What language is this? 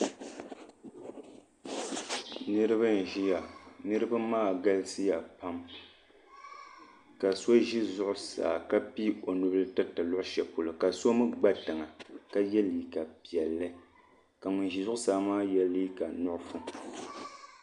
Dagbani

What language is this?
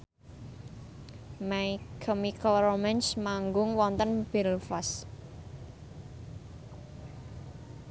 Javanese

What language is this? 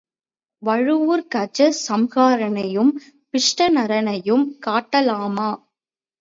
Tamil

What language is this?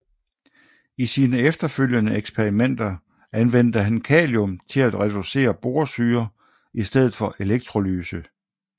Danish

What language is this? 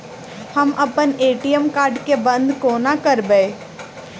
Maithili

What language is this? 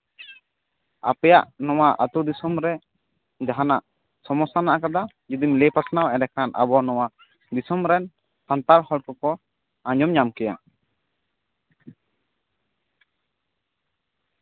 Santali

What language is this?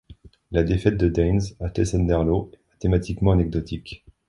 French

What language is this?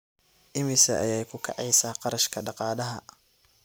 Somali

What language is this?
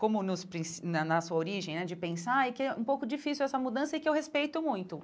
Portuguese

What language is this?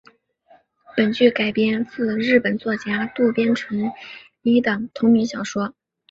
Chinese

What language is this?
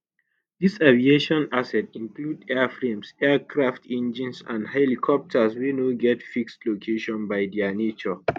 Nigerian Pidgin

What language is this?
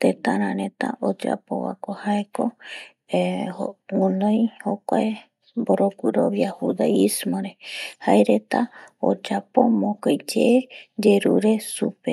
Eastern Bolivian Guaraní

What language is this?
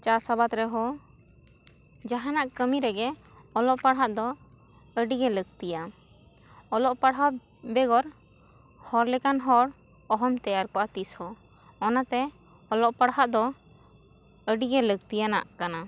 Santali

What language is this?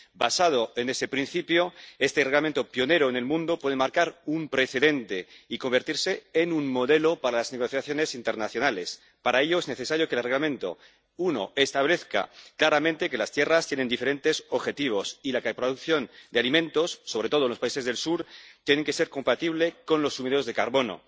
Spanish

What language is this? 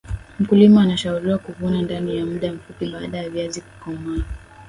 Swahili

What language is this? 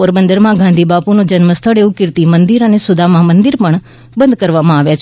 Gujarati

